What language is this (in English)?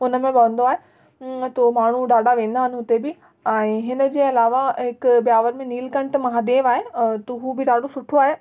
Sindhi